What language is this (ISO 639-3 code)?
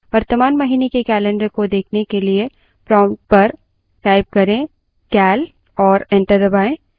hin